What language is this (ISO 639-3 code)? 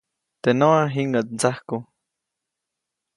zoc